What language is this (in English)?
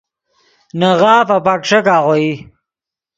Yidgha